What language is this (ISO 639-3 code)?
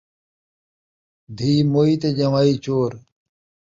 skr